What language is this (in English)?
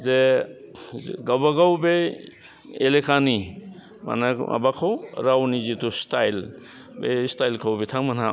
Bodo